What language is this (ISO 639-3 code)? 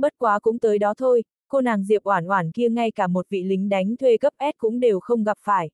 vie